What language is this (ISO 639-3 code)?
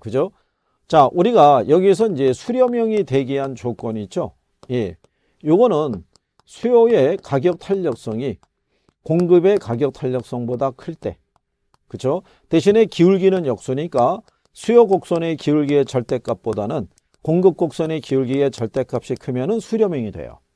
kor